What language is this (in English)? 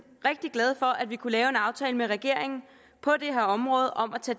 Danish